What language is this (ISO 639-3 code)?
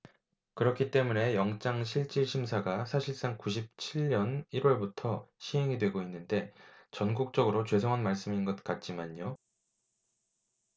kor